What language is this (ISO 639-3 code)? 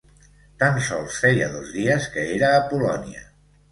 cat